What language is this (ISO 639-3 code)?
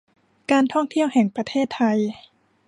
tha